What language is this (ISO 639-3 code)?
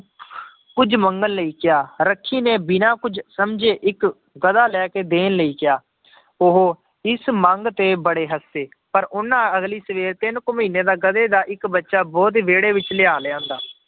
pan